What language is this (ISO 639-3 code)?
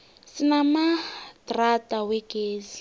nbl